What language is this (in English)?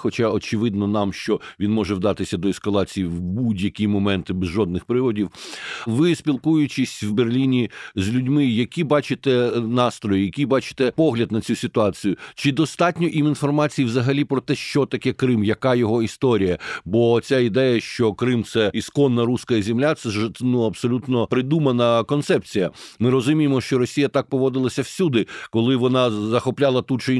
Ukrainian